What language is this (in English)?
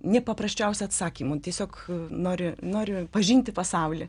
Lithuanian